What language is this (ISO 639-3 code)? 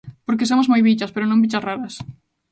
glg